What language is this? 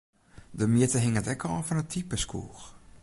Western Frisian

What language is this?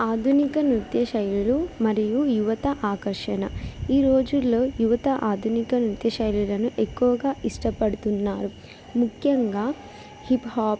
Telugu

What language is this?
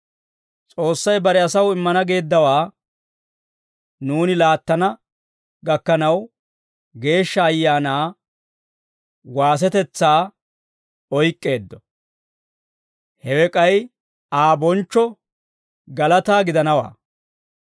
Dawro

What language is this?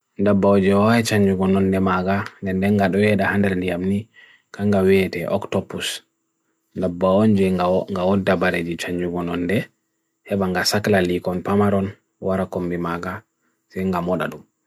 Bagirmi Fulfulde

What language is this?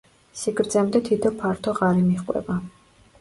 Georgian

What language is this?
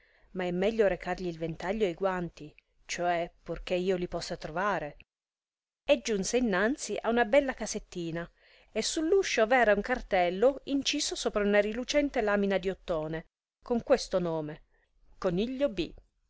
Italian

